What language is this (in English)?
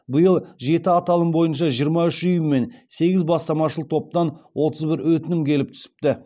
Kazakh